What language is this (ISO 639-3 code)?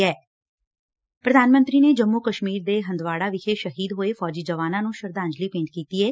pan